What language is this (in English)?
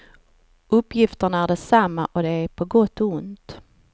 Swedish